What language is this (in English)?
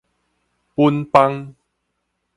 Min Nan Chinese